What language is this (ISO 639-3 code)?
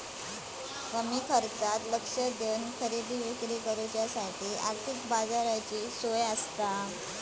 mar